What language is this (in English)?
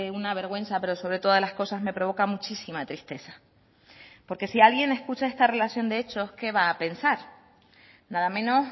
Spanish